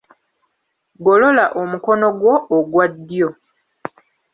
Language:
Ganda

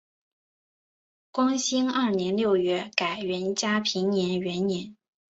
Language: Chinese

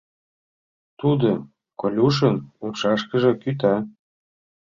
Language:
Mari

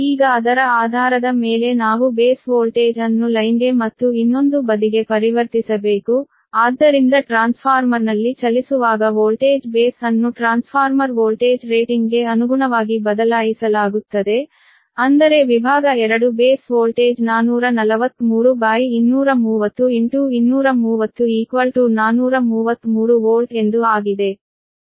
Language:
Kannada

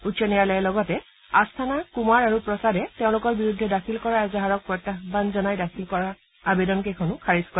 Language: Assamese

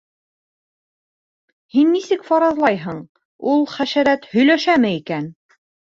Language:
Bashkir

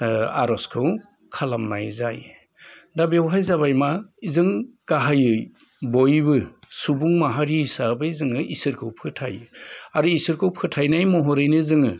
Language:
Bodo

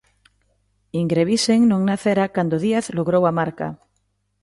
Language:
Galician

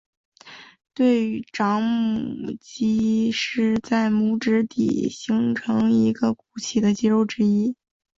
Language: Chinese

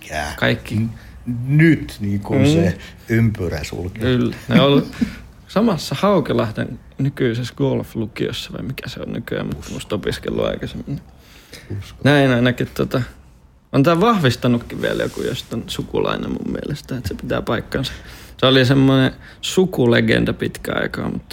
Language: Finnish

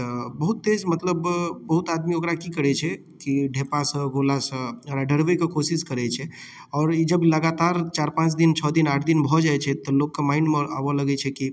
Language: Maithili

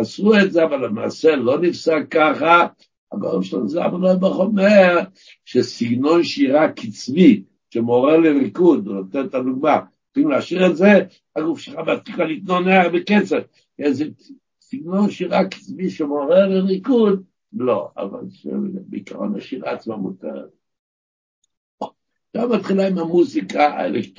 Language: Hebrew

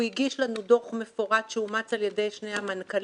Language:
Hebrew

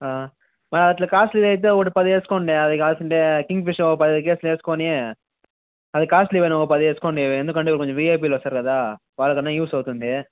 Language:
Telugu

